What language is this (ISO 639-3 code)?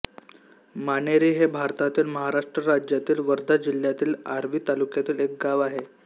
mar